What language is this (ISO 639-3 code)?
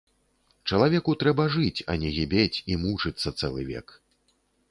bel